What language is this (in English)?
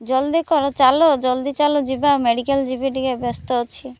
Odia